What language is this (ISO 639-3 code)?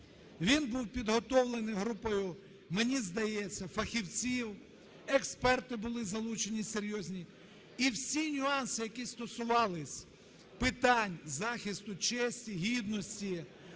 ukr